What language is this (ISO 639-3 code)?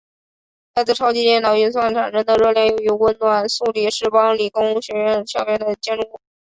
zho